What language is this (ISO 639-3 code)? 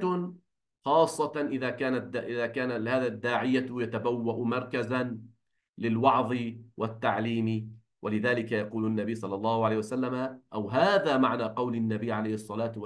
ara